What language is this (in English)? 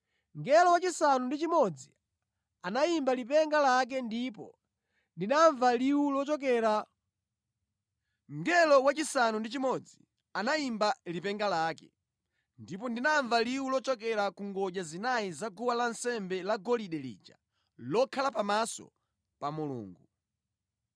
Nyanja